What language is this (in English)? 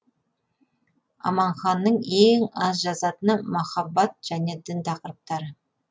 Kazakh